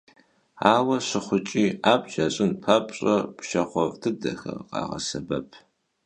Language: Kabardian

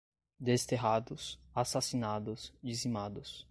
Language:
Portuguese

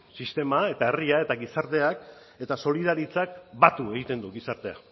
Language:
Basque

